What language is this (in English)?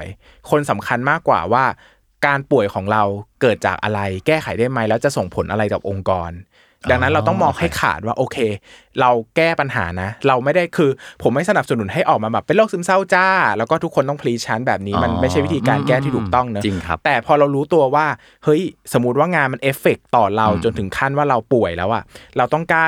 Thai